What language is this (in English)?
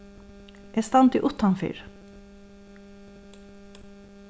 Faroese